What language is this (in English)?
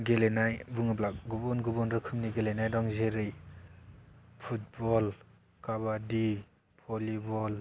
Bodo